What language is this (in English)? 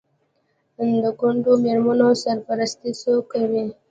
Pashto